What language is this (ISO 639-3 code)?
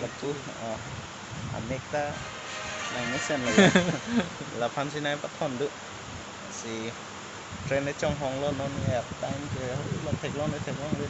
tha